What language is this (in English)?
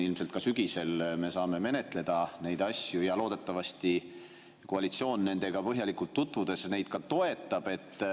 Estonian